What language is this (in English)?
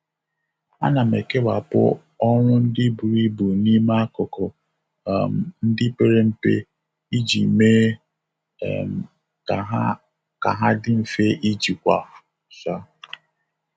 Igbo